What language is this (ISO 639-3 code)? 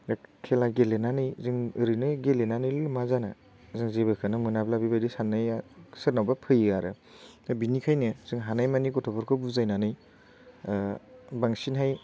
brx